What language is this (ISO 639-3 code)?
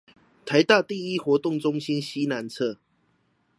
zho